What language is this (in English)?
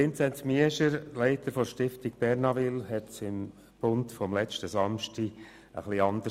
Swiss German